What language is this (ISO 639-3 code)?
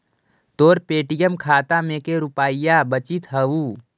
mag